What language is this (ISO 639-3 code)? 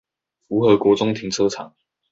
zho